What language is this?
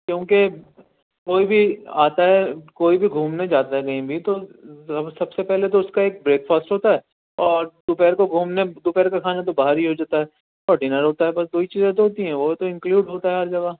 Urdu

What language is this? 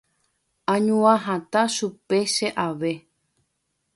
Guarani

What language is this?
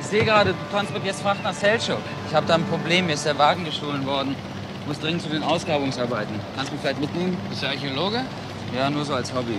German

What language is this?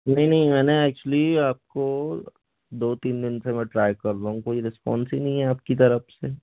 Hindi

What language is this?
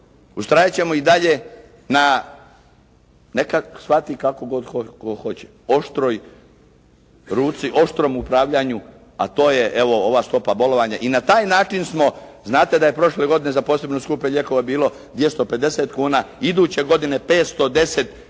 Croatian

